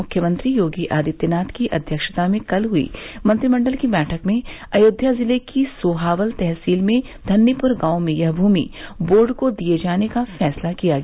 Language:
Hindi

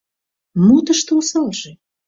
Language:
Mari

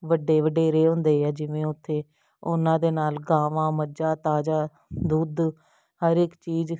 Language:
Punjabi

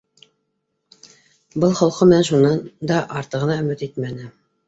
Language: Bashkir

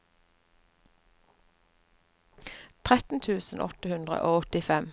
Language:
Norwegian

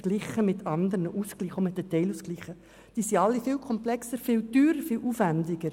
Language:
Swiss German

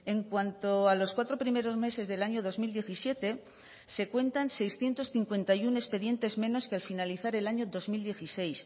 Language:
Spanish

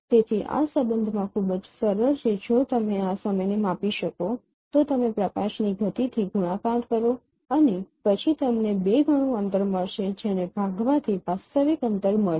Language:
Gujarati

